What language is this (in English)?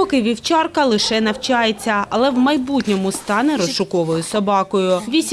Ukrainian